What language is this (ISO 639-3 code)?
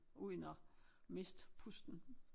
dan